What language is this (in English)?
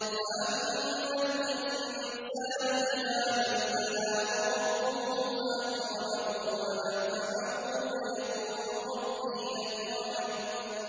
Arabic